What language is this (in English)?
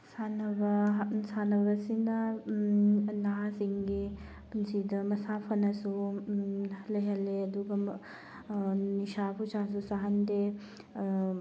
Manipuri